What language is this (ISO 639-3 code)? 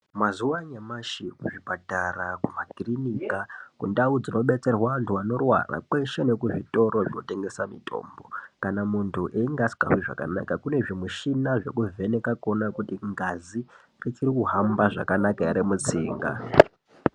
ndc